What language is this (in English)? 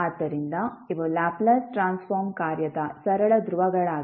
Kannada